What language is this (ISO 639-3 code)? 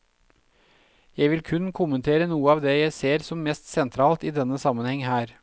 nor